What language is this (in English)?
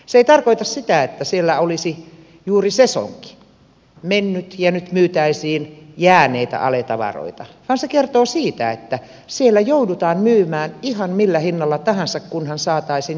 Finnish